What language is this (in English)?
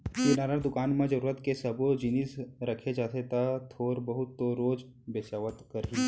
Chhattisgarhi